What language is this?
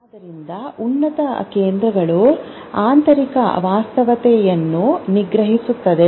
Kannada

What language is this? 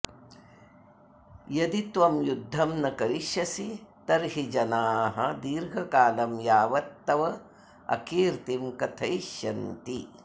Sanskrit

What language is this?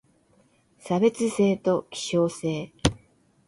Japanese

